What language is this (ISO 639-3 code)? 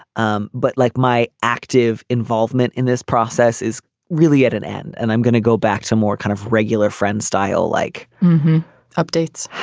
eng